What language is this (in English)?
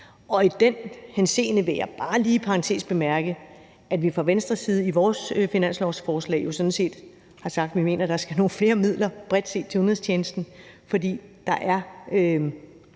Danish